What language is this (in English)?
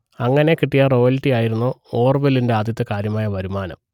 Malayalam